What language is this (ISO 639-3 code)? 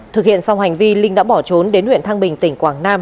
vie